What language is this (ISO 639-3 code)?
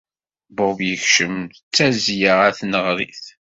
kab